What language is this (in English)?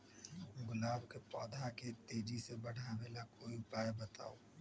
Magahi